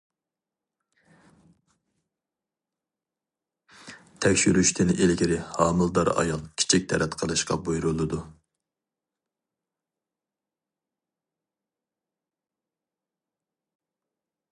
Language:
Uyghur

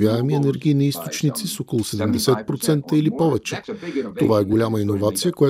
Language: Bulgarian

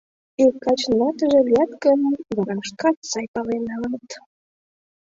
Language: Mari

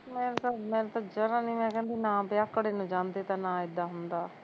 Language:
Punjabi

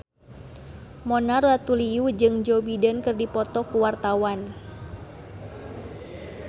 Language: Sundanese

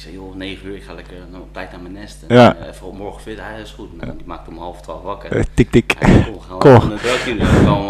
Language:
Dutch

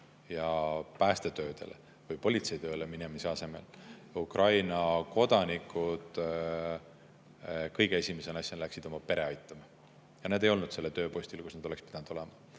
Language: Estonian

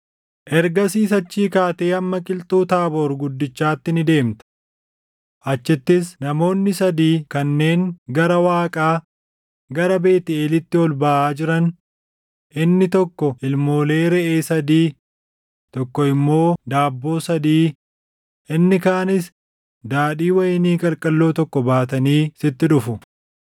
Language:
Oromo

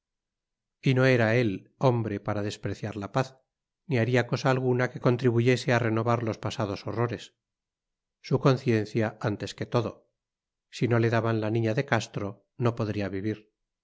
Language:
Spanish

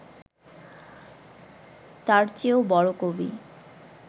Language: Bangla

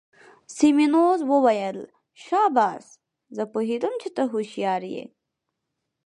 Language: Pashto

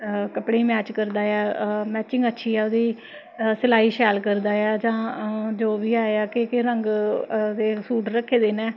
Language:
Dogri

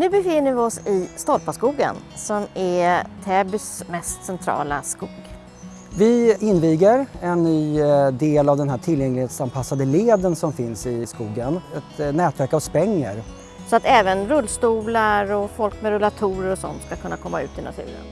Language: Swedish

